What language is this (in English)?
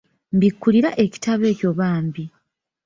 Ganda